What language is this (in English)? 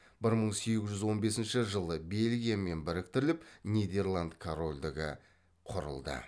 Kazakh